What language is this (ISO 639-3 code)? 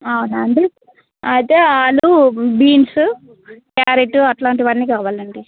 tel